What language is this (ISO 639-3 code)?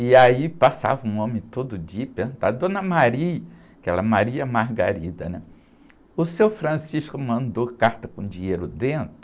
por